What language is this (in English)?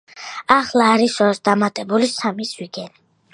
Georgian